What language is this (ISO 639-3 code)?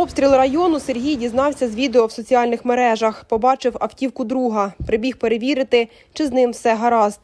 ukr